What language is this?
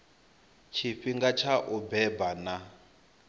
Venda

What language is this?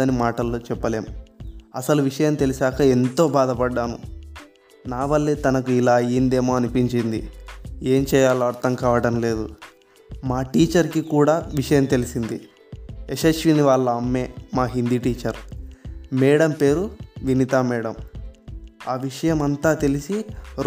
Telugu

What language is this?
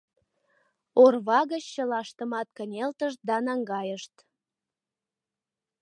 Mari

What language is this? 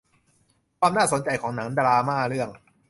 Thai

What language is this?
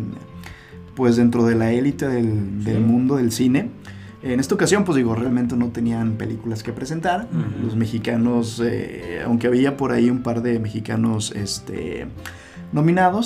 Spanish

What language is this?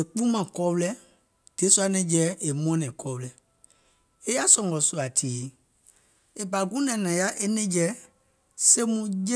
Gola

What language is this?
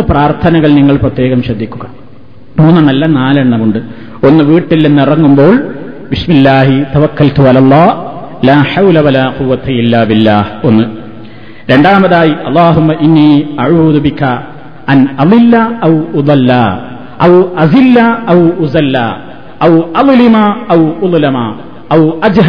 Malayalam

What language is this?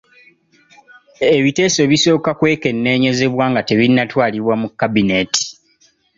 Ganda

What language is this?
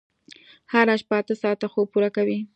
Pashto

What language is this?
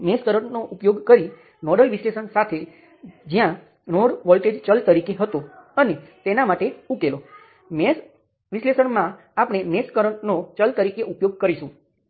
Gujarati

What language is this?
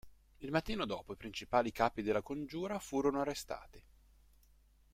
Italian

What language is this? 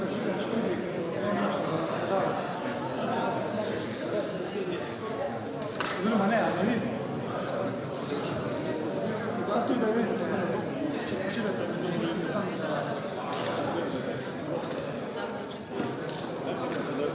Slovenian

